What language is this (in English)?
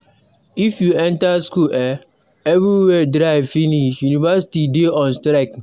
Nigerian Pidgin